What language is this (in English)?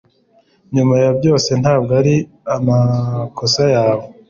Kinyarwanda